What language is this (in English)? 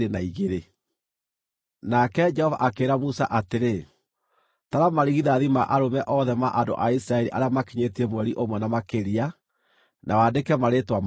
Kikuyu